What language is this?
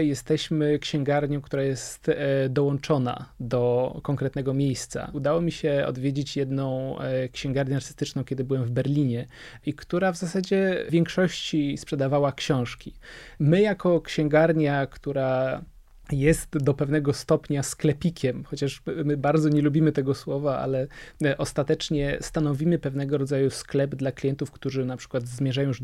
Polish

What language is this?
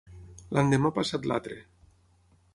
Catalan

